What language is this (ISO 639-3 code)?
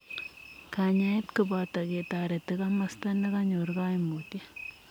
kln